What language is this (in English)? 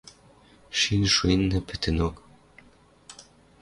Western Mari